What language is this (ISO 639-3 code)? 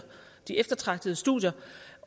dan